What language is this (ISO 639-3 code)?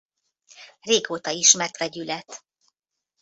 hun